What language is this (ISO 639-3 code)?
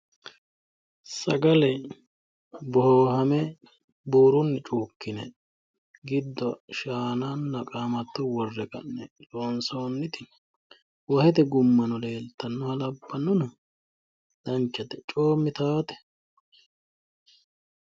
sid